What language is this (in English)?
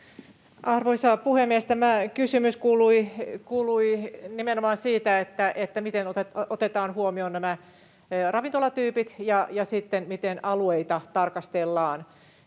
Finnish